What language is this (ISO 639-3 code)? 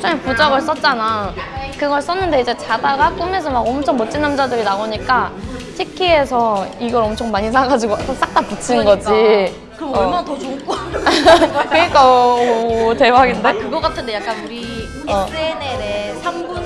kor